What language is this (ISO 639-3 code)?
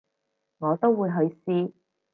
yue